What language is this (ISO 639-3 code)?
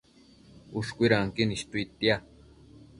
mcf